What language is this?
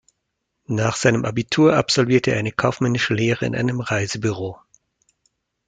German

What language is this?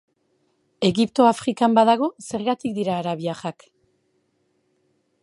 Basque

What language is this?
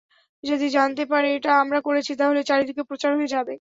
Bangla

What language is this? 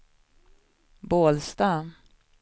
Swedish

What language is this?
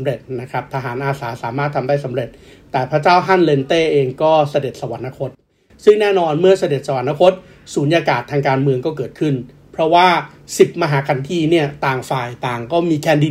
Thai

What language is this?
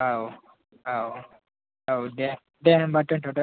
Bodo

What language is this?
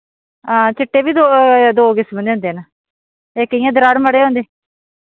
Dogri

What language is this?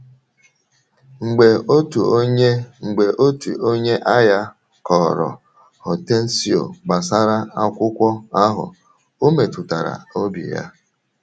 Igbo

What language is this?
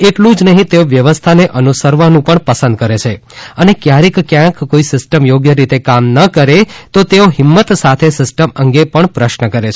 Gujarati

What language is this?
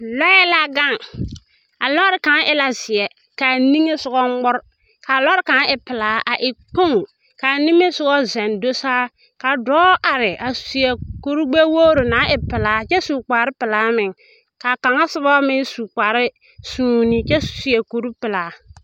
Southern Dagaare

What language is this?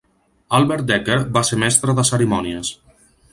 Catalan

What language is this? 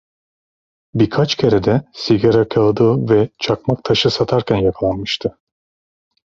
Turkish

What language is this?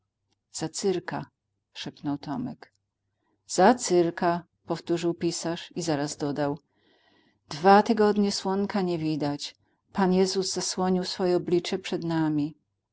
Polish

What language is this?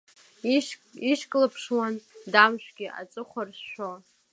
Abkhazian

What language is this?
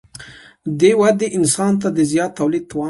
Pashto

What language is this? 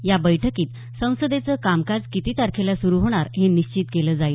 Marathi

